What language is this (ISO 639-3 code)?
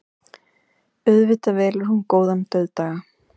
isl